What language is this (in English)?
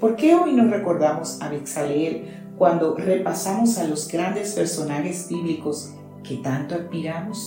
Spanish